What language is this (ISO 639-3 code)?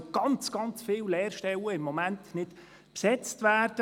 gsw